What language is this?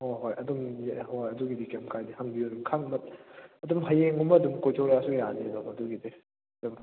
Manipuri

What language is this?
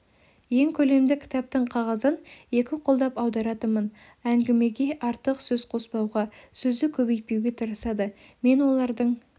Kazakh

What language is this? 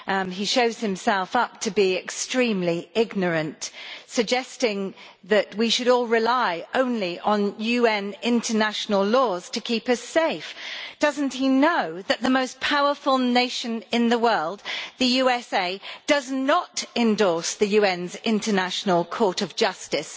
English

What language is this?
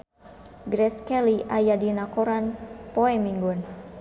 Sundanese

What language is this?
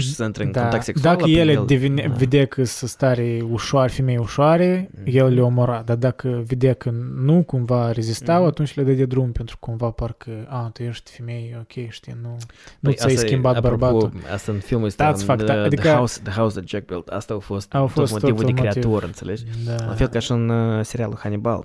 Romanian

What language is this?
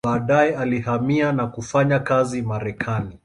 Swahili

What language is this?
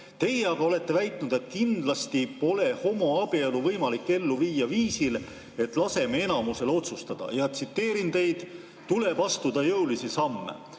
Estonian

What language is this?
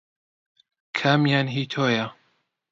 Central Kurdish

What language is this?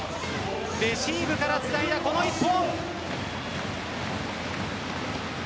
Japanese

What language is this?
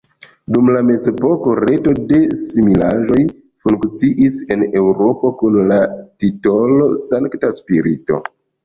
Esperanto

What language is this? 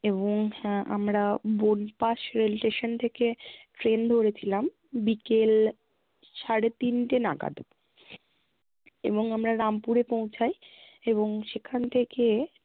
Bangla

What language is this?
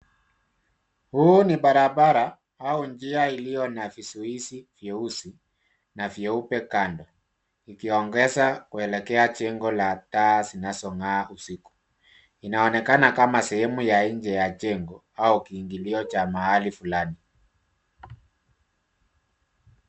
Swahili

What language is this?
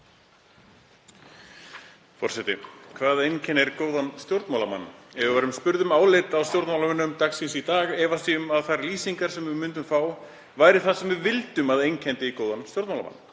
Icelandic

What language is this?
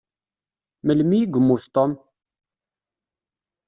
Kabyle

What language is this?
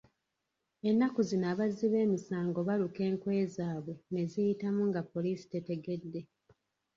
Ganda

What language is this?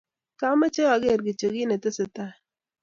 Kalenjin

